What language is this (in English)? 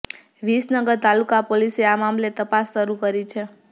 Gujarati